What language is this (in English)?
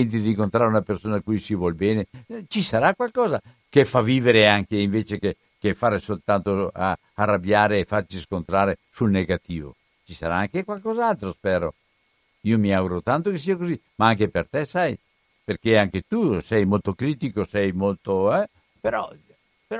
Italian